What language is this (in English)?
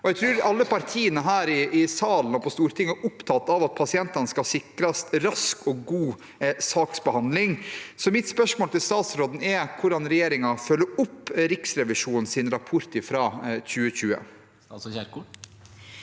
Norwegian